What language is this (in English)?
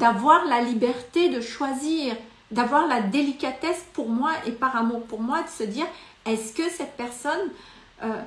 French